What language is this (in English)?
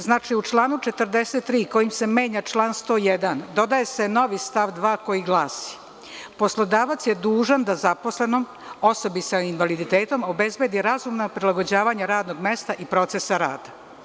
Serbian